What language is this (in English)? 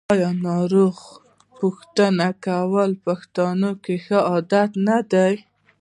Pashto